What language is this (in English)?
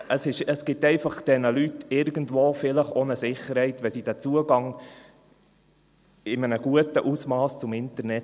Swiss German